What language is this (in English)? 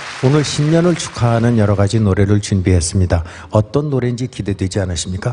Korean